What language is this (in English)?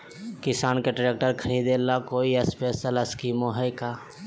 Magahi